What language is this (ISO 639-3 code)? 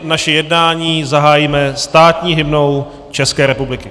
ces